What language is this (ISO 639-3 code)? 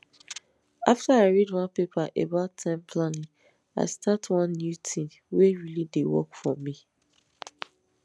pcm